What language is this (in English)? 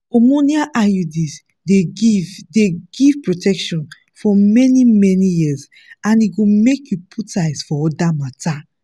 Nigerian Pidgin